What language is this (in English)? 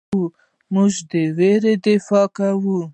Pashto